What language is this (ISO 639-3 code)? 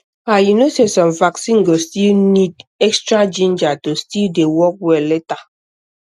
pcm